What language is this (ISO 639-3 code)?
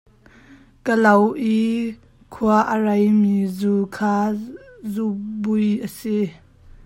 cnh